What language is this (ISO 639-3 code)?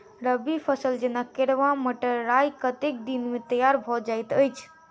mai